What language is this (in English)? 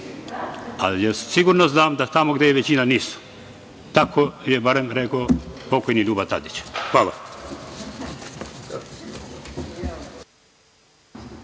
Serbian